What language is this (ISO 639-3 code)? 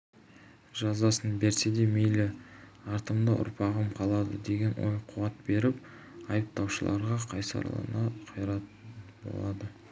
kaz